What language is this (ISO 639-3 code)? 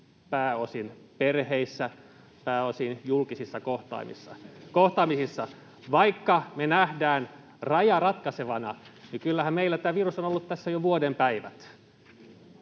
fin